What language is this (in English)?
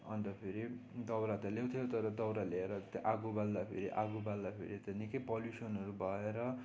Nepali